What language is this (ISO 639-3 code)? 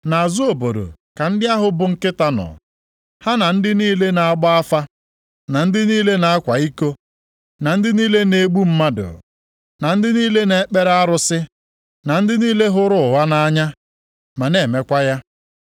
ibo